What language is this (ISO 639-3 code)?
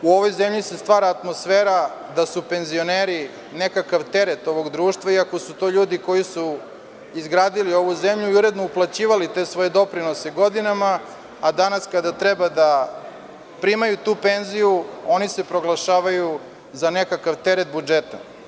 srp